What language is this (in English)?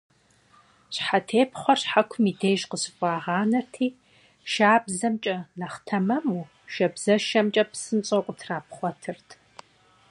Kabardian